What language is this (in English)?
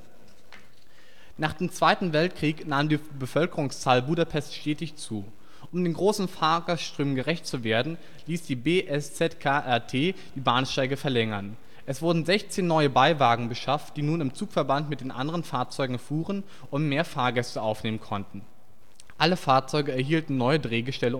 German